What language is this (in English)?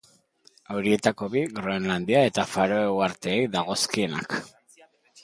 Basque